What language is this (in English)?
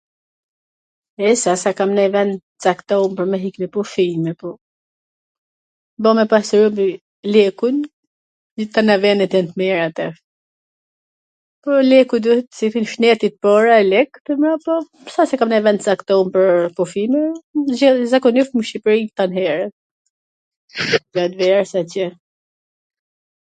Gheg Albanian